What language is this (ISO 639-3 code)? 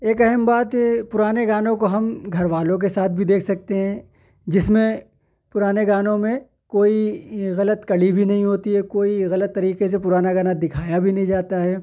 urd